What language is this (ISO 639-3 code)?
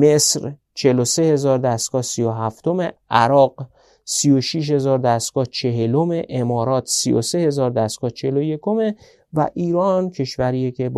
fas